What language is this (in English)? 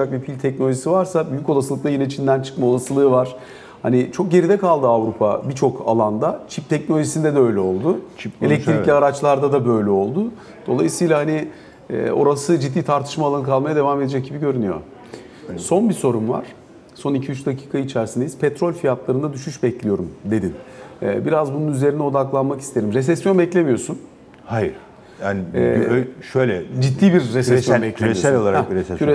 Turkish